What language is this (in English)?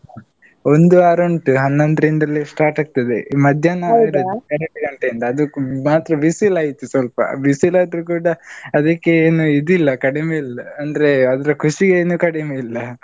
Kannada